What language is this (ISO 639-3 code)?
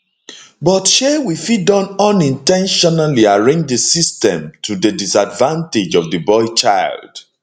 pcm